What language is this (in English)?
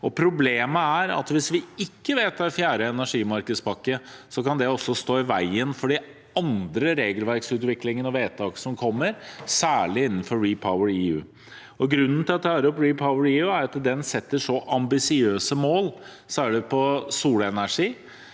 Norwegian